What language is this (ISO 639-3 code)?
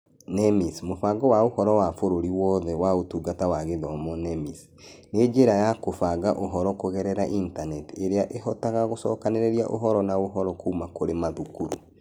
kik